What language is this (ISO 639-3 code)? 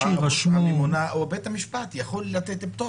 heb